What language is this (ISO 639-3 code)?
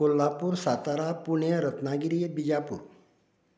kok